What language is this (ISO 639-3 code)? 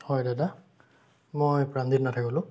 asm